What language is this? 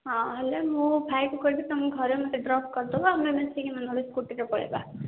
Odia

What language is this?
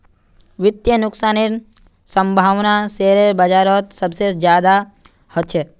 Magahi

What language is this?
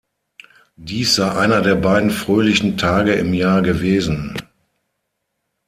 German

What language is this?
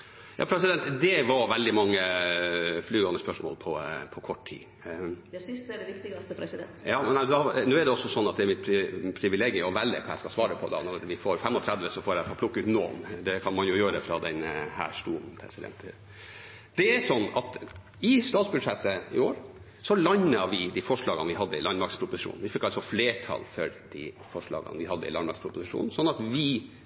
Norwegian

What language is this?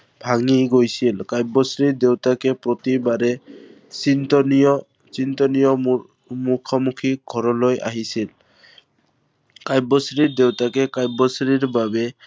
Assamese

